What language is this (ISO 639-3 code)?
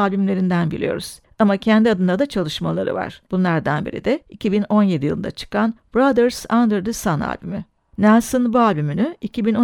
tur